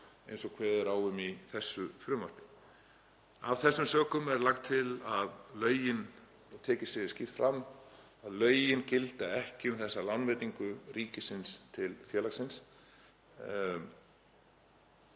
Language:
Icelandic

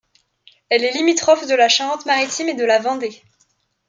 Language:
French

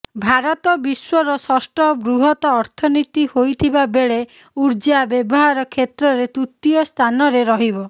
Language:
Odia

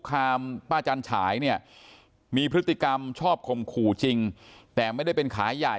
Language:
Thai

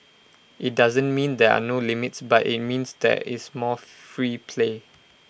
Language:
English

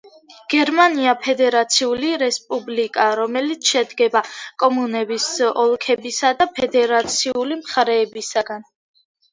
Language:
Georgian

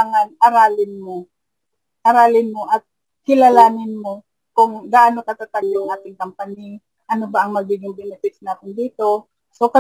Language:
Filipino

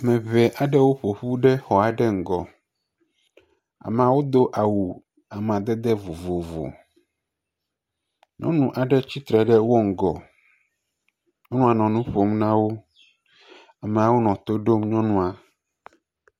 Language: Ewe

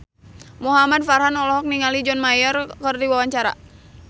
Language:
Sundanese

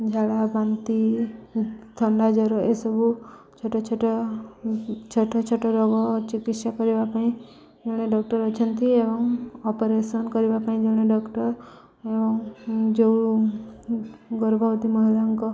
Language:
Odia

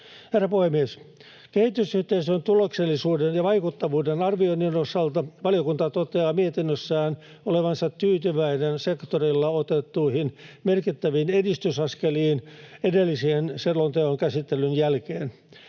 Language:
Finnish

